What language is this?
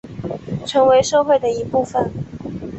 Chinese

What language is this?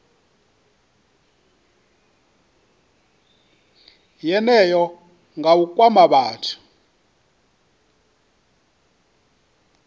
Venda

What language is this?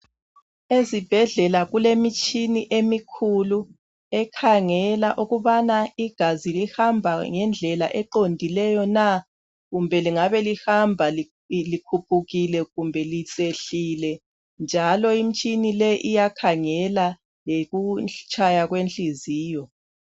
North Ndebele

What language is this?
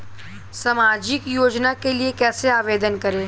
Hindi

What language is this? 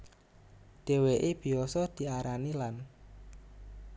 Javanese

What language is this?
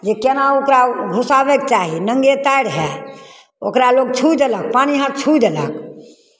Maithili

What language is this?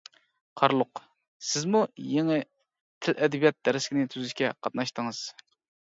Uyghur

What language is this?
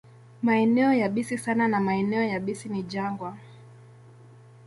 Swahili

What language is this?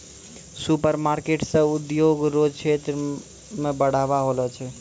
Maithili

